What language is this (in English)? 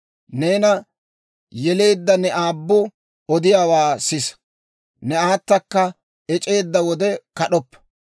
Dawro